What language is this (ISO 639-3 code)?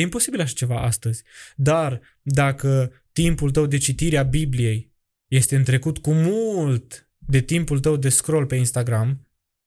ron